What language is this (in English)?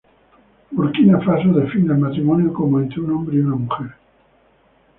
Spanish